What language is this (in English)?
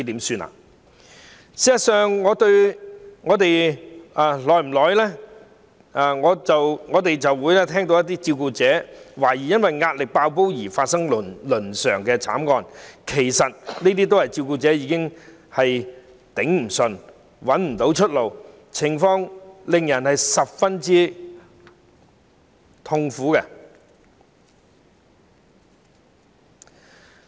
Cantonese